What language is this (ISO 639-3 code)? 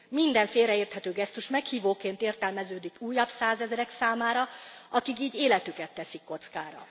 hun